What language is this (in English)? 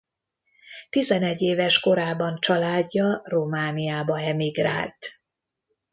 Hungarian